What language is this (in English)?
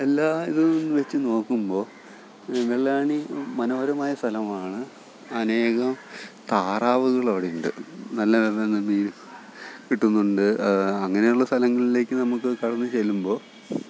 Malayalam